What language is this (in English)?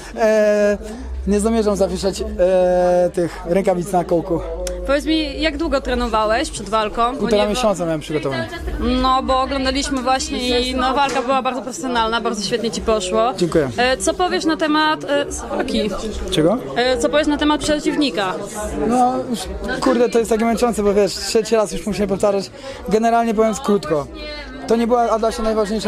Polish